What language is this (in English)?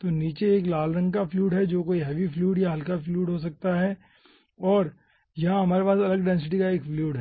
Hindi